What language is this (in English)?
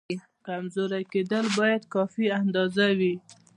Pashto